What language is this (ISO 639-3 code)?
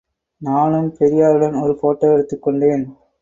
tam